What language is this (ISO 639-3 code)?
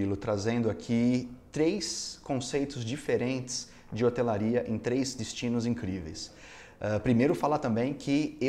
por